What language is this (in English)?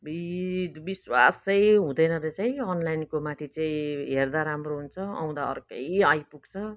Nepali